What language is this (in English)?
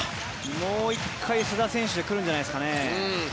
Japanese